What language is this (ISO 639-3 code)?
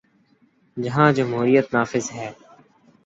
urd